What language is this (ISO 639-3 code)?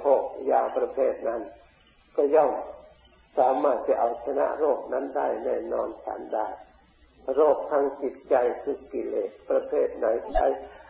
tha